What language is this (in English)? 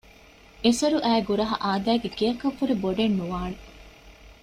Divehi